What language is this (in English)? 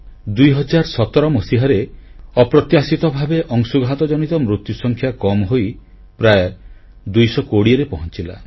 Odia